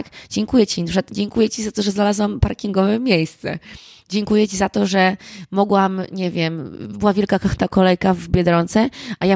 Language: Polish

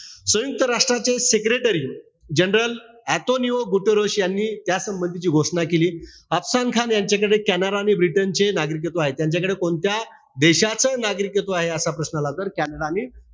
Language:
Marathi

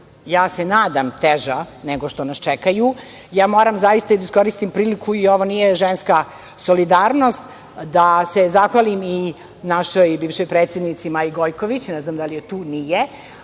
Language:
Serbian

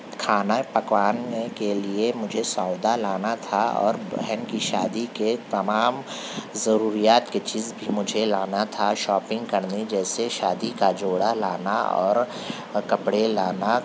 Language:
Urdu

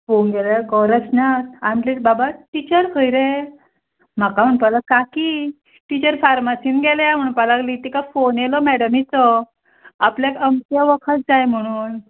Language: Konkani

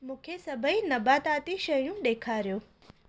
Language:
Sindhi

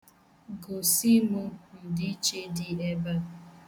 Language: Igbo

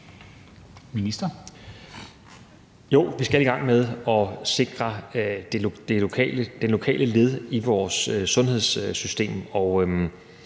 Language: Danish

